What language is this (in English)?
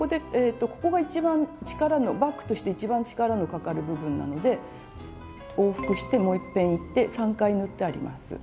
Japanese